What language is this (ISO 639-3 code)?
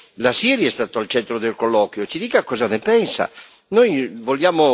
ita